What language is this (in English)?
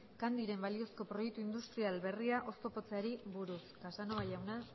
Basque